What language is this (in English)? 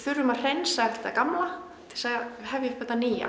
Icelandic